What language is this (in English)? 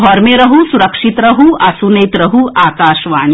Maithili